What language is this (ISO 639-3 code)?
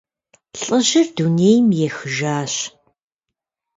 kbd